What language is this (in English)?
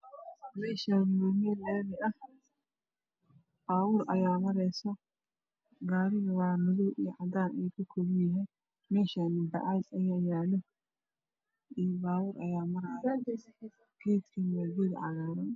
Somali